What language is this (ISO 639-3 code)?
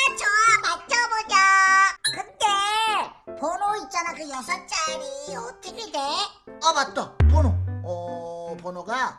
kor